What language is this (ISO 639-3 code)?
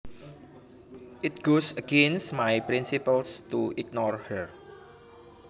jav